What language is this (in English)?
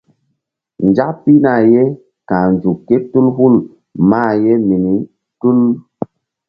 Mbum